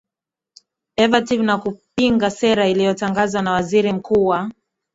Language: Swahili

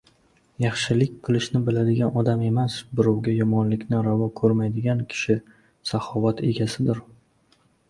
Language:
Uzbek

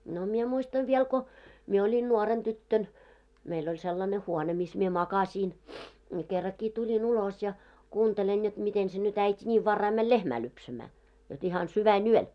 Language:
Finnish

